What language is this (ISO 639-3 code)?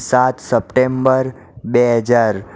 guj